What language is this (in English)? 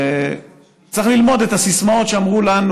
Hebrew